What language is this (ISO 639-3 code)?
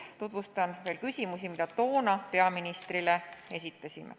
est